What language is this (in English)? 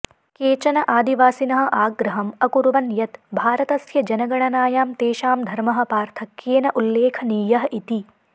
Sanskrit